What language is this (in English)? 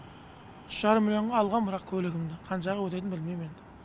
Kazakh